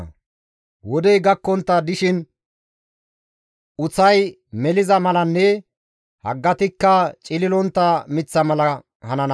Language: Gamo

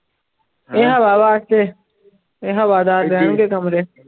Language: Punjabi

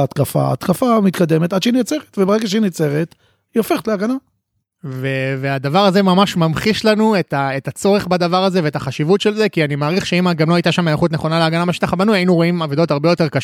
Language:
Hebrew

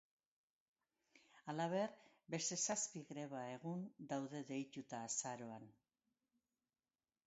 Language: Basque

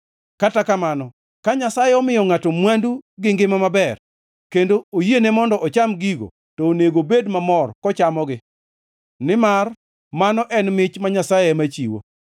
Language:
Luo (Kenya and Tanzania)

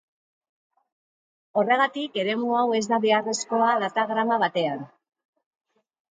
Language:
Basque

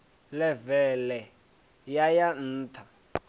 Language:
Venda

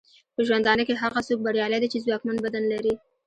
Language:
Pashto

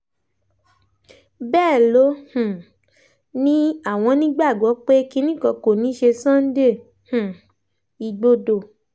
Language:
Yoruba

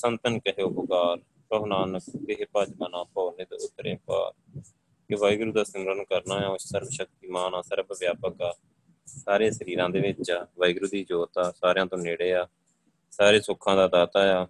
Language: Punjabi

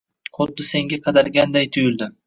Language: Uzbek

